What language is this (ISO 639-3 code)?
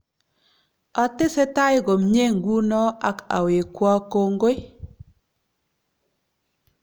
kln